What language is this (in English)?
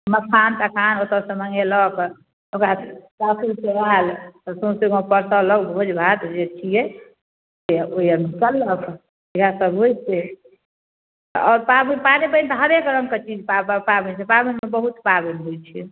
Maithili